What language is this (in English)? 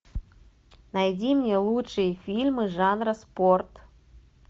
Russian